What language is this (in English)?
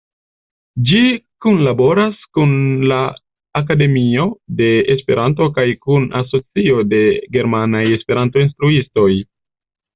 Esperanto